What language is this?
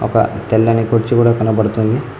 Telugu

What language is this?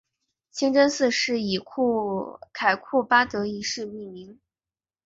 Chinese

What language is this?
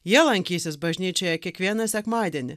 Lithuanian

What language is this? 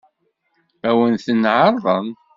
Kabyle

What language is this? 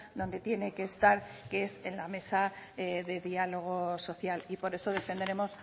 Spanish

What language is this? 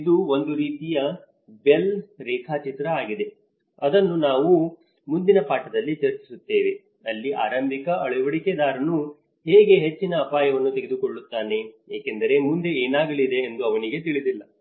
Kannada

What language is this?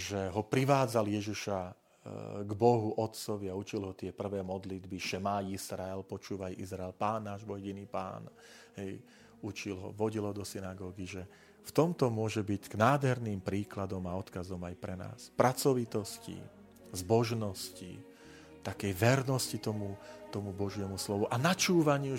Slovak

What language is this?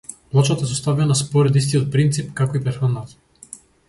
Macedonian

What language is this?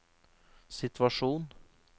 Norwegian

